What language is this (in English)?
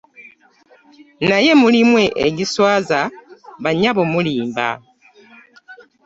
Ganda